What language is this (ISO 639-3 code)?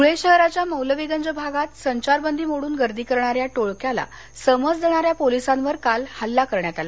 mar